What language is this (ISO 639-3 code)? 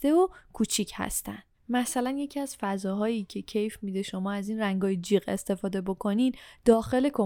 fas